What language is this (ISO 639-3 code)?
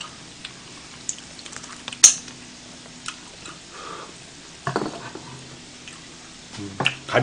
kor